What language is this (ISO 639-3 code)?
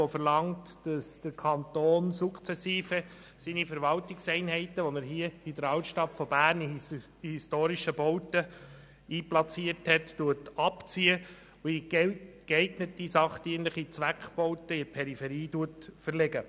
gsw